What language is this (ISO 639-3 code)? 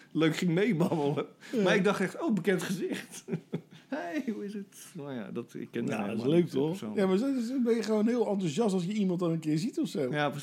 nld